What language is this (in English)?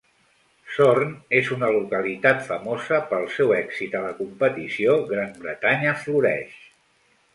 Catalan